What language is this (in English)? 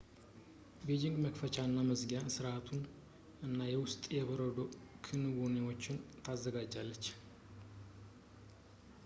Amharic